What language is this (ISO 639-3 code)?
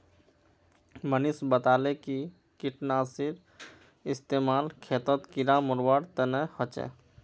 mag